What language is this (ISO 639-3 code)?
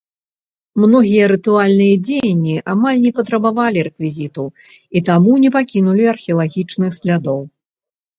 bel